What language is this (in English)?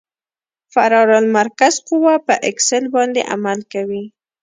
Pashto